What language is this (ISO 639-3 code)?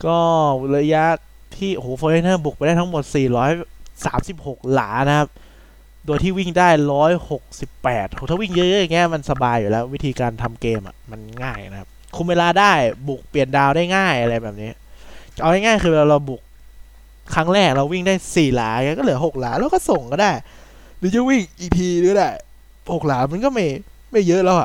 tha